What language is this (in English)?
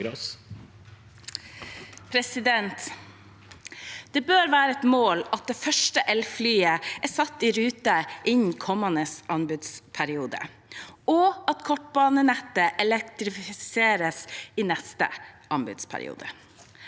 Norwegian